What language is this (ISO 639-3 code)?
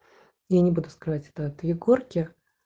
rus